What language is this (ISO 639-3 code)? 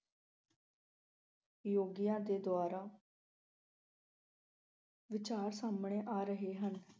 pan